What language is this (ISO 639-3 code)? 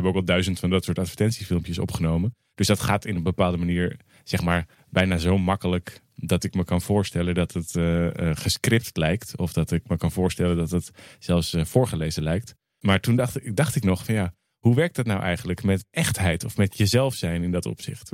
nld